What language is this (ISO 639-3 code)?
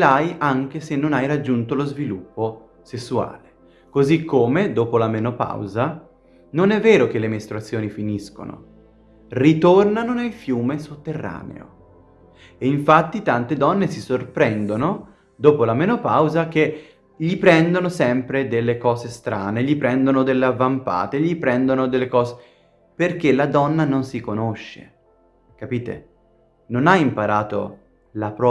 ita